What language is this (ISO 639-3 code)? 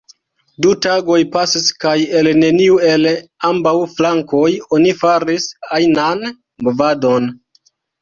epo